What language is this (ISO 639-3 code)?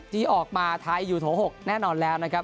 tha